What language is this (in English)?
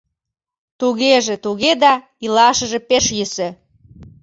Mari